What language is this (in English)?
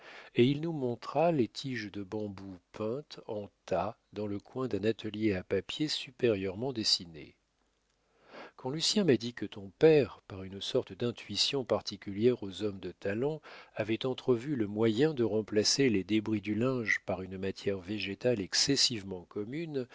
French